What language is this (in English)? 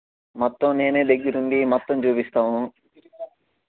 Telugu